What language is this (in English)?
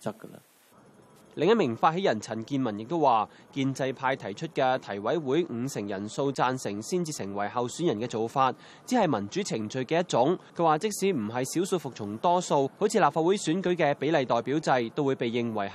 Chinese